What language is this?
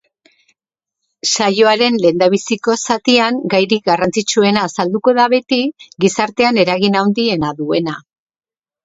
Basque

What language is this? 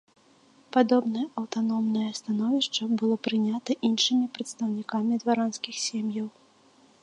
Belarusian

